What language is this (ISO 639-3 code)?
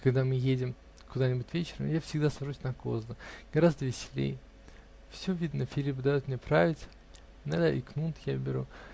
rus